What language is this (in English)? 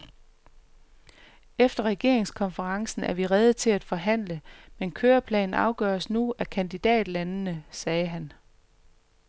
Danish